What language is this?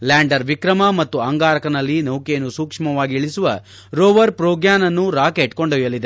Kannada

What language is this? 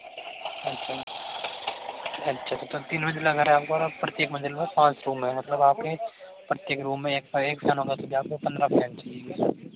Hindi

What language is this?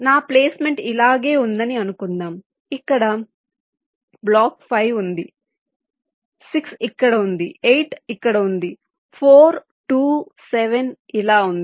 Telugu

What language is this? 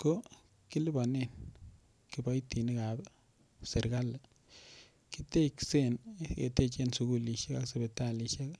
Kalenjin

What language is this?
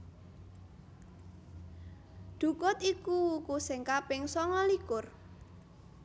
Javanese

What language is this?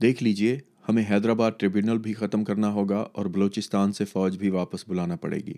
Urdu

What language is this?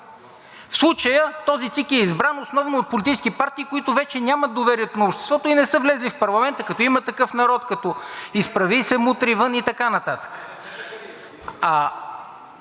Bulgarian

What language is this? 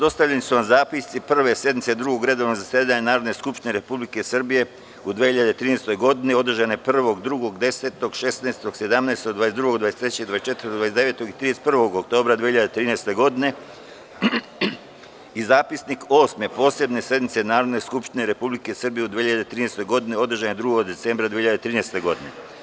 Serbian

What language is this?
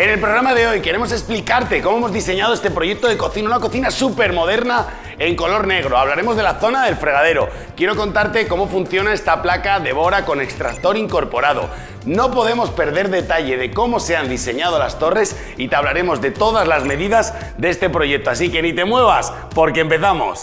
Spanish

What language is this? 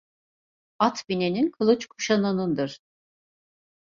Turkish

